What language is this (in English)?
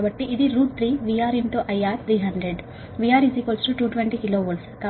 Telugu